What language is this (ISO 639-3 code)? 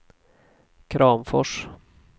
swe